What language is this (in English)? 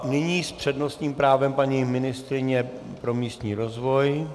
Czech